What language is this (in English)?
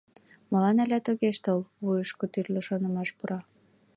Mari